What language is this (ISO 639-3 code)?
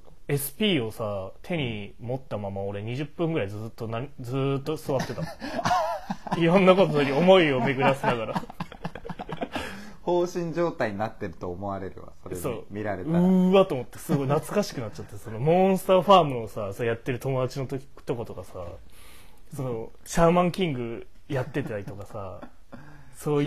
jpn